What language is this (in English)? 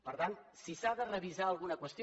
Catalan